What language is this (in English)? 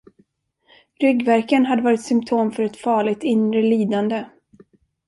Swedish